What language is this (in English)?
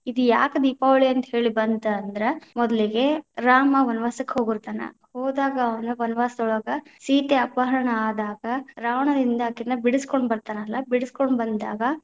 Kannada